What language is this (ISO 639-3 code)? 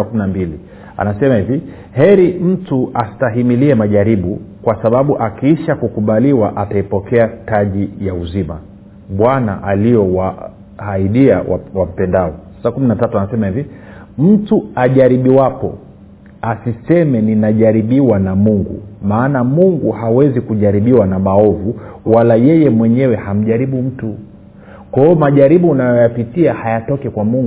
swa